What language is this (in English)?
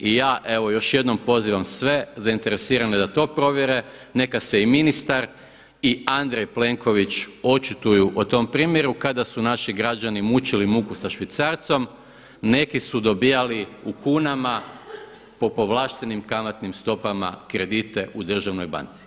Croatian